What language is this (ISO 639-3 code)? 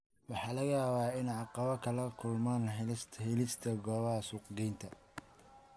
som